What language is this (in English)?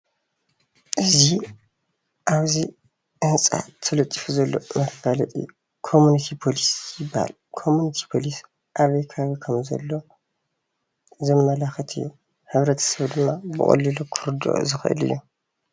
Tigrinya